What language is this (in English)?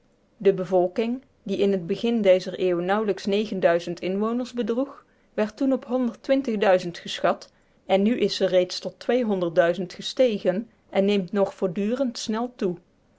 Dutch